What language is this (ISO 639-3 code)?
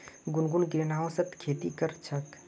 mag